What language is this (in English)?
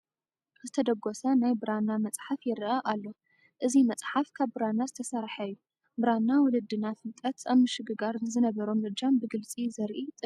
Tigrinya